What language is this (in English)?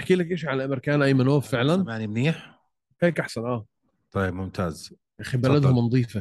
Arabic